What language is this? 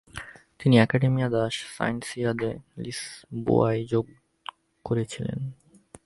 Bangla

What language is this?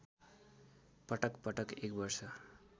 Nepali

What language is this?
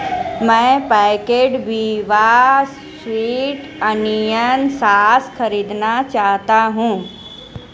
Hindi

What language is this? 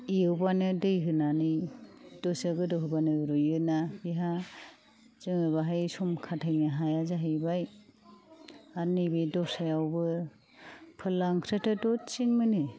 Bodo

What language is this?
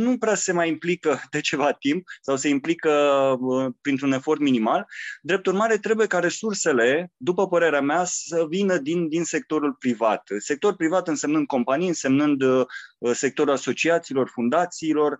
Romanian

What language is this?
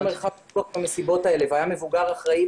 Hebrew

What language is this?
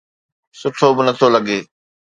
Sindhi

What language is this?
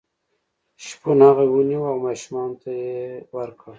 Pashto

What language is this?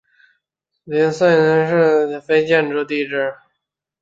Chinese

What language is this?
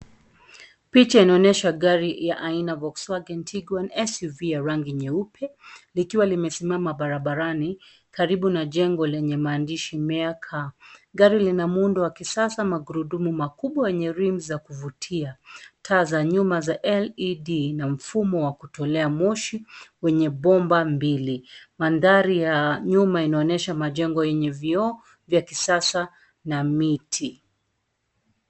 Swahili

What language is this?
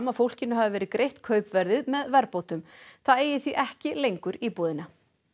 Icelandic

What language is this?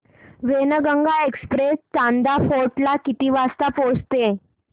Marathi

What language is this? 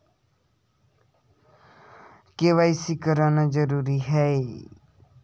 Chhattisgarhi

